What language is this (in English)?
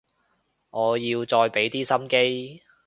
Cantonese